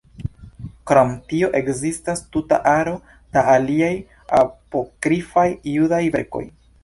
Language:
Esperanto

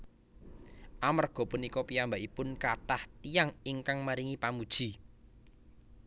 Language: Javanese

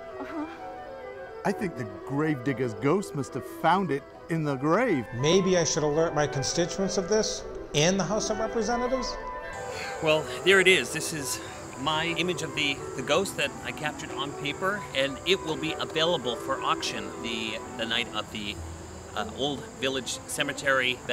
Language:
English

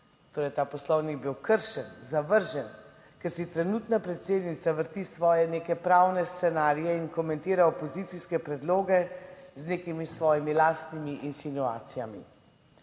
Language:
Slovenian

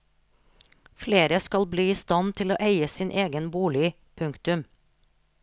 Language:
Norwegian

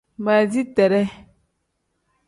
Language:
Tem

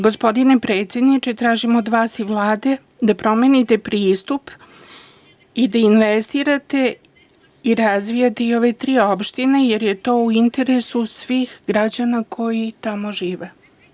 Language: Serbian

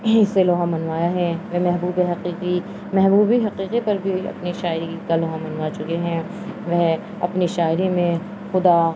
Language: Urdu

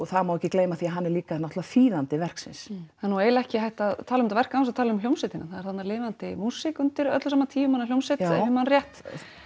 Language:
Icelandic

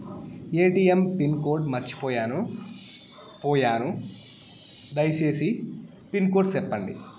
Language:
Telugu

